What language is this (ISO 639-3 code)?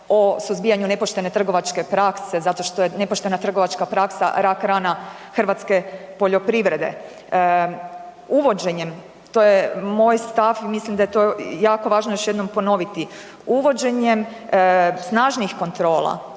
hrv